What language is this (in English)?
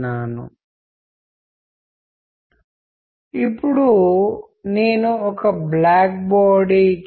Telugu